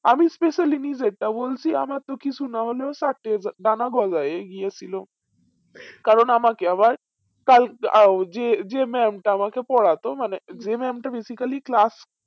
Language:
Bangla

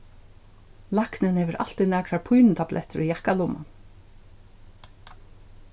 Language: Faroese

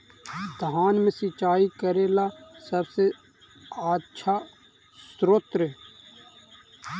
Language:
Magahi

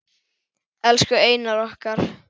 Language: Icelandic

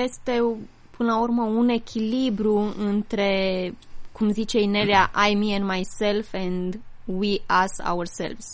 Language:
Romanian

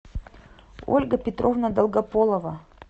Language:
Russian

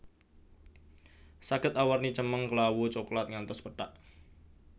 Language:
Javanese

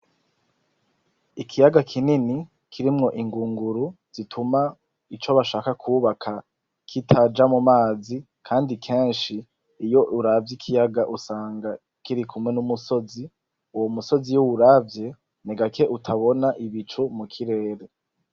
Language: Rundi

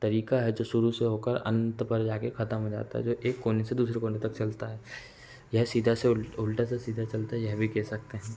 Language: Hindi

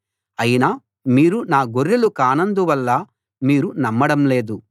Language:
Telugu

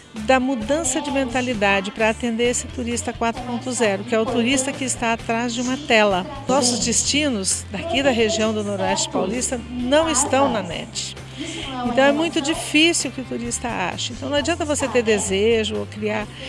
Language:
Portuguese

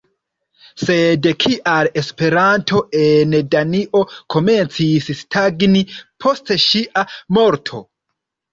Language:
Esperanto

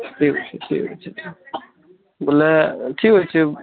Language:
Odia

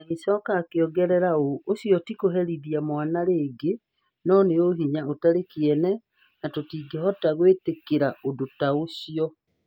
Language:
Kikuyu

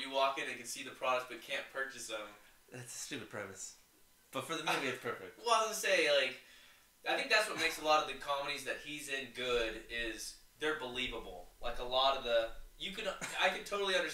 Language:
English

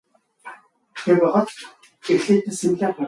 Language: Mongolian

